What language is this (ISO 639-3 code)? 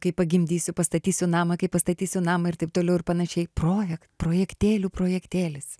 lit